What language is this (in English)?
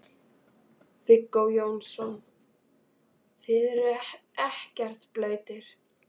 Icelandic